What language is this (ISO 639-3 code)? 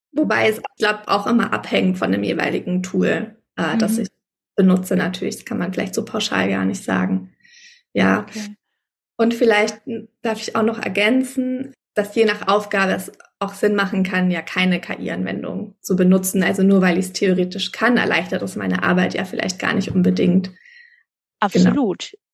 deu